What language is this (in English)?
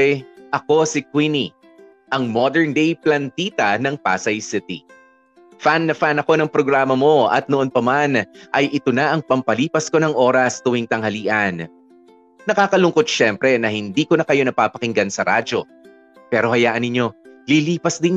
Filipino